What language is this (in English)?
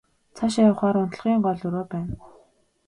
Mongolian